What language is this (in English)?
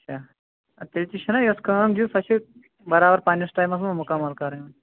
Kashmiri